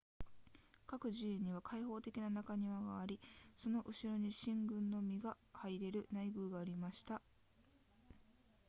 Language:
Japanese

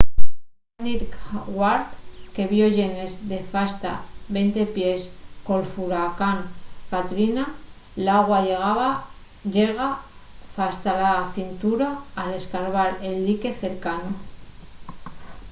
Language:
Asturian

